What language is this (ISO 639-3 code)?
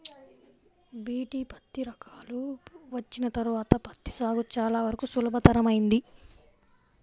tel